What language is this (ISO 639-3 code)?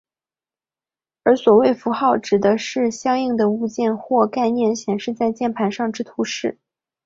zho